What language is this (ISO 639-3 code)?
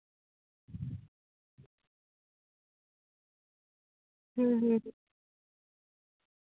sat